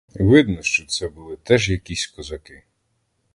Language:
Ukrainian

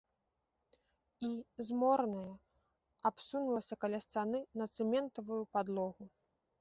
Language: Belarusian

